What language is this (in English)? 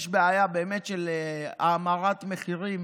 Hebrew